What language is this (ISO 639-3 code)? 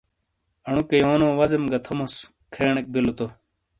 scl